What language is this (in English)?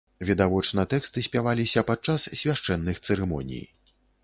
Belarusian